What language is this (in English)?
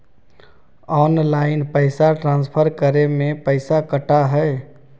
Magahi